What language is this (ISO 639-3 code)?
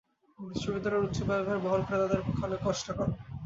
ben